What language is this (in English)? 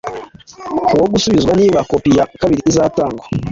Kinyarwanda